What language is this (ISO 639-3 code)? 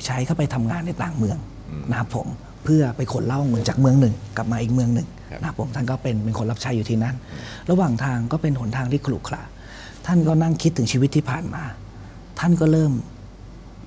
tha